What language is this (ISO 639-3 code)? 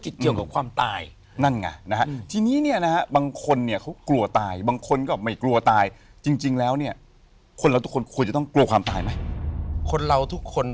tha